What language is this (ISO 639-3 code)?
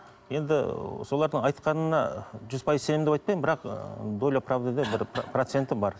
kaz